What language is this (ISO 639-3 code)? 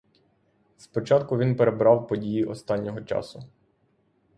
ukr